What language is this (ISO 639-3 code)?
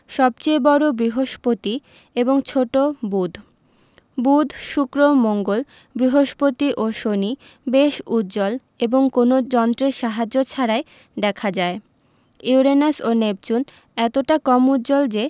ben